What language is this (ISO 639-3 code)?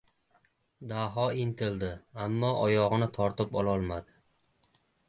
uzb